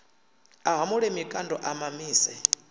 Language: Venda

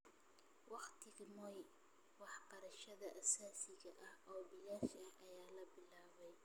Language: Somali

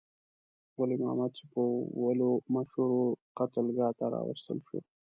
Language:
Pashto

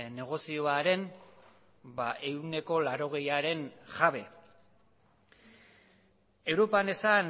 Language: Basque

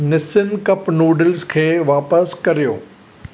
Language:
Sindhi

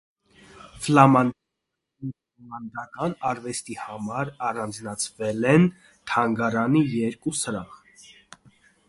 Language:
Armenian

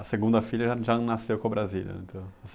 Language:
Portuguese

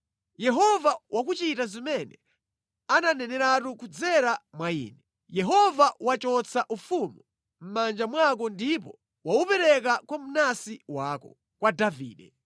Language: Nyanja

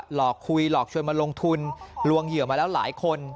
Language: Thai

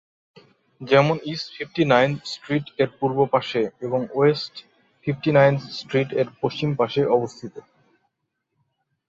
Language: Bangla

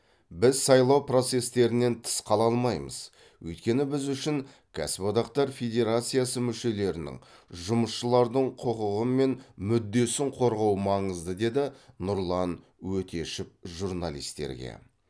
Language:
Kazakh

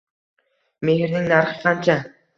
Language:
Uzbek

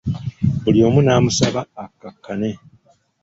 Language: Ganda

